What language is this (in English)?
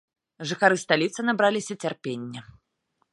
Belarusian